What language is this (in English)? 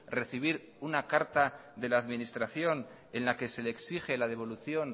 Spanish